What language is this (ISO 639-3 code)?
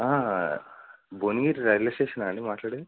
tel